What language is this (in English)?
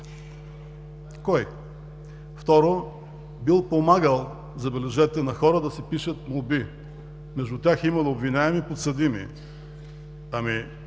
Bulgarian